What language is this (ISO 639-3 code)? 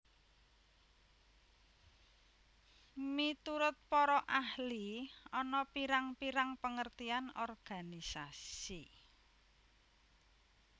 jav